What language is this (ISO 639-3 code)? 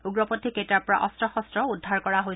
asm